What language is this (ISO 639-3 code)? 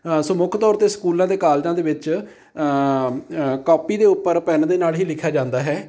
pan